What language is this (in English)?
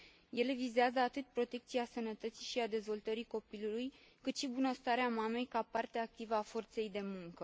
Romanian